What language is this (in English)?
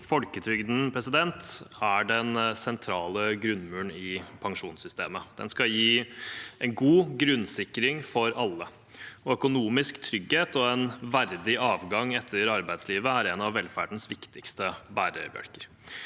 Norwegian